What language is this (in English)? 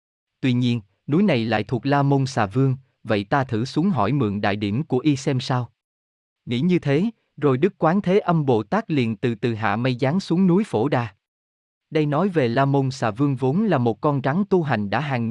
Vietnamese